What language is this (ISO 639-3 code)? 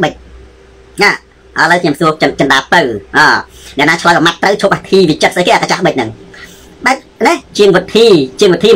tha